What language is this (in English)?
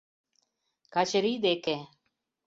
Mari